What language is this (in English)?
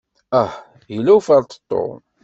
Kabyle